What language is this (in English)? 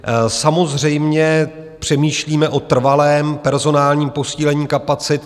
Czech